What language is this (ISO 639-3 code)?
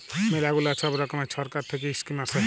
ben